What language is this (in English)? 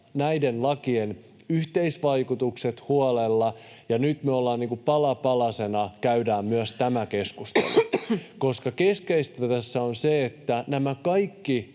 Finnish